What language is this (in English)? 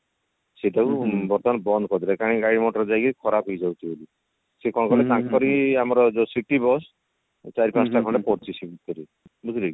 Odia